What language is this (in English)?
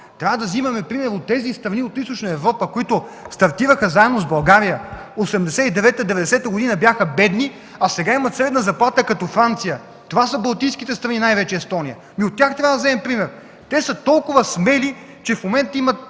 Bulgarian